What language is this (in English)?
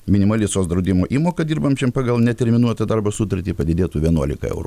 Lithuanian